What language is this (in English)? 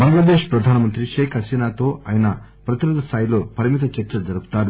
Telugu